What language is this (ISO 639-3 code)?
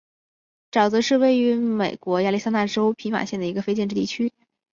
zho